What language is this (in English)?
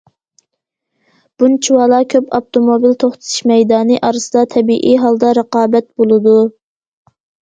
Uyghur